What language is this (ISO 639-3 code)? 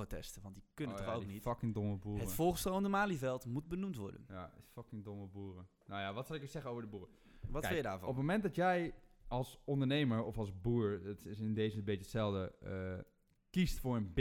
nld